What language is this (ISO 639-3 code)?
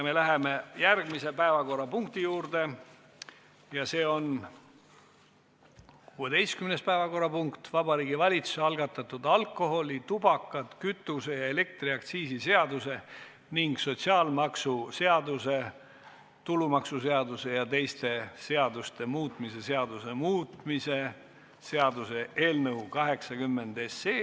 est